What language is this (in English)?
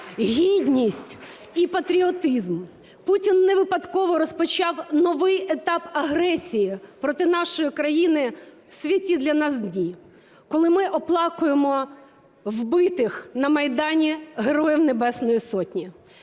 Ukrainian